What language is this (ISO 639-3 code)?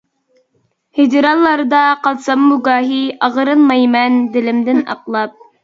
uig